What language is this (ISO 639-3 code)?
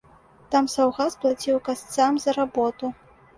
bel